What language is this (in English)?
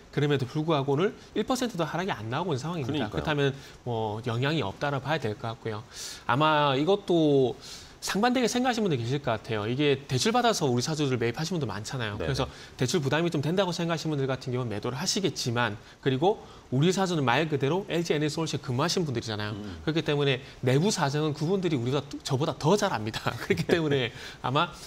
Korean